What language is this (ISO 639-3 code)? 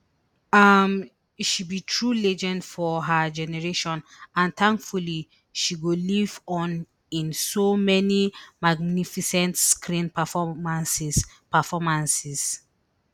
pcm